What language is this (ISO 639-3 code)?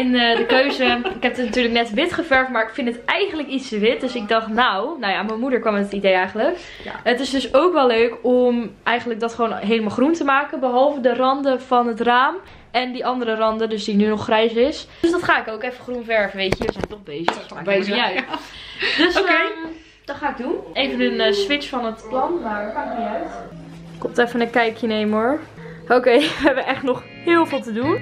nld